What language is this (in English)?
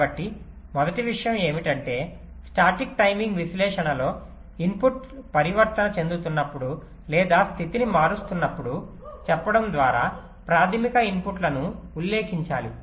Telugu